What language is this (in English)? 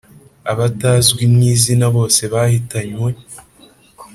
Kinyarwanda